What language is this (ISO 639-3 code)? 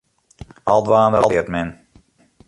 fry